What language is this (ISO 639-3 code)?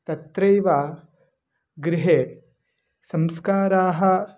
san